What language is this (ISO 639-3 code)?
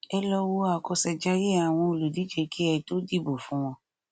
yor